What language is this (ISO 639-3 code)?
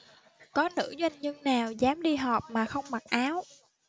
vie